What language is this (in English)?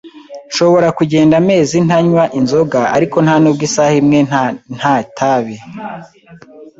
Kinyarwanda